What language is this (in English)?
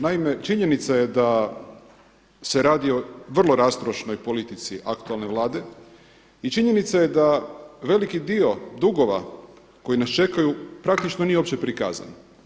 Croatian